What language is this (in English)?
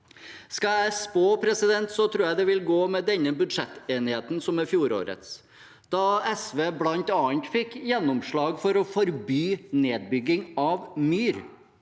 Norwegian